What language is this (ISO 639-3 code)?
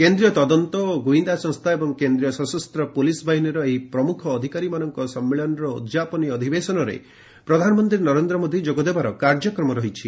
ori